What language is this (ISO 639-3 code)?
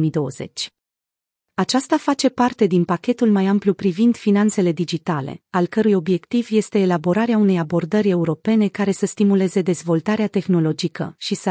ron